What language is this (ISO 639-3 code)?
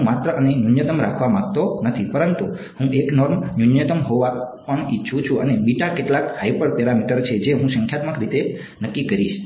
guj